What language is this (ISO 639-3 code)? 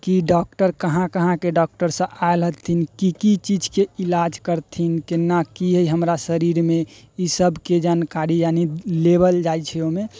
mai